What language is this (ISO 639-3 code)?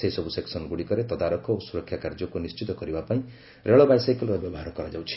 ori